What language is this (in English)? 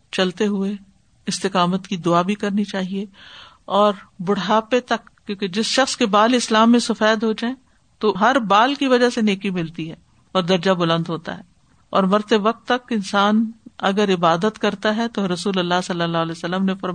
Urdu